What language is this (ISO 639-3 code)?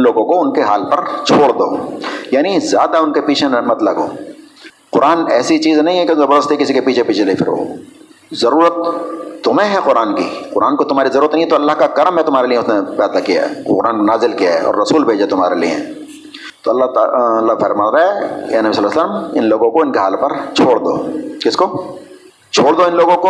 urd